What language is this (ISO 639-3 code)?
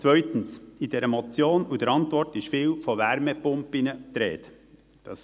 gsw